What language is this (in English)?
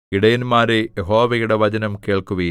Malayalam